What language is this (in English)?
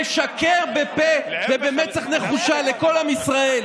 Hebrew